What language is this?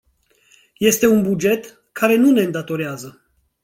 Romanian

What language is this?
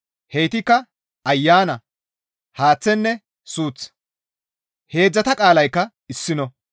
Gamo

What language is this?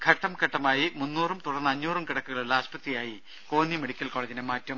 Malayalam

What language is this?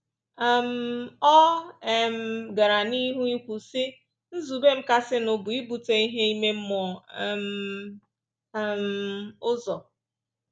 Igbo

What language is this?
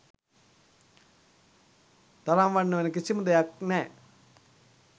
Sinhala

